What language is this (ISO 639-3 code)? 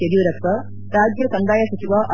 kan